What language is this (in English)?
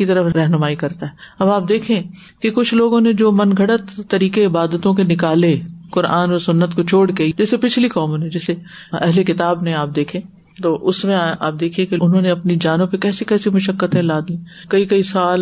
Urdu